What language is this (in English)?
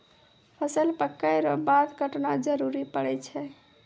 Maithili